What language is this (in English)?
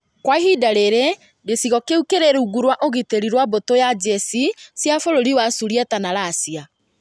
Kikuyu